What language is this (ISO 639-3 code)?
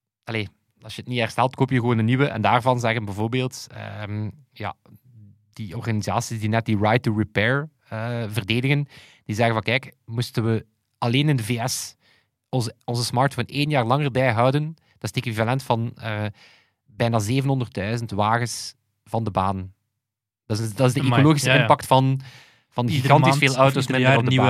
nld